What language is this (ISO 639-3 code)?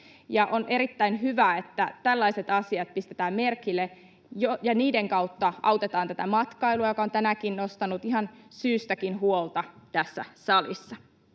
fin